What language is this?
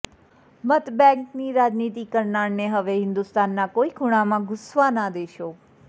Gujarati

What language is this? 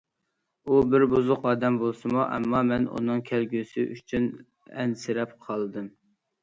Uyghur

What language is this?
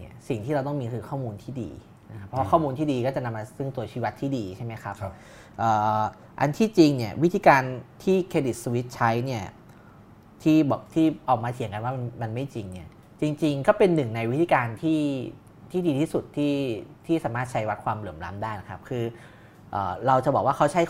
Thai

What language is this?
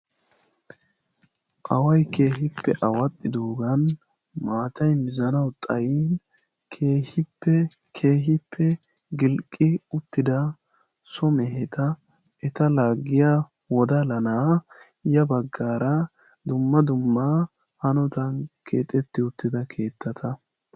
Wolaytta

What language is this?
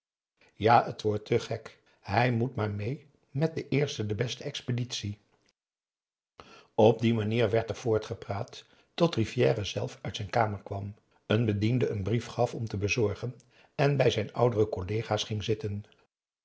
Dutch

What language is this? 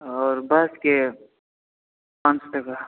Maithili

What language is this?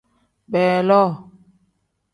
Tem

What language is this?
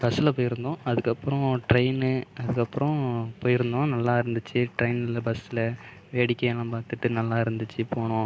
Tamil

